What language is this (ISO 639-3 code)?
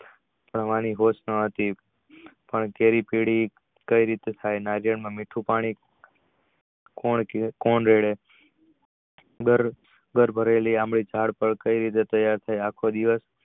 guj